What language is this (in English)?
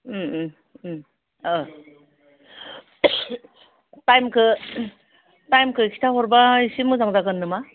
Bodo